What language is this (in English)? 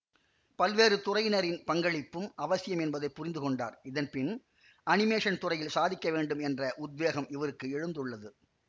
Tamil